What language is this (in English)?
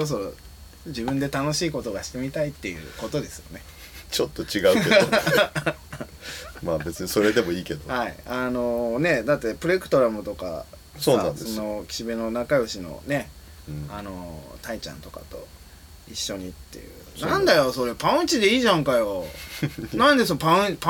Japanese